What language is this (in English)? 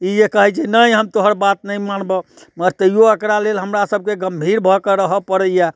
Maithili